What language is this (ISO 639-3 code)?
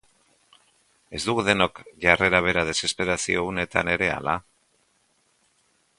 eus